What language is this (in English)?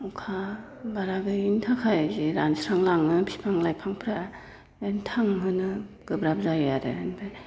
Bodo